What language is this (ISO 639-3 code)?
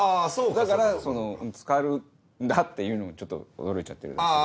jpn